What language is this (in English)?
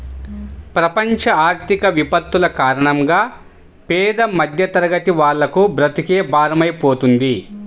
Telugu